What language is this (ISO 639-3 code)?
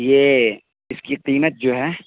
urd